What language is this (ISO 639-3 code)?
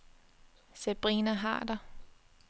dan